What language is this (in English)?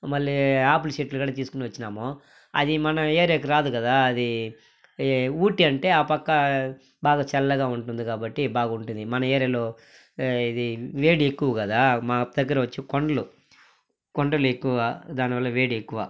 Telugu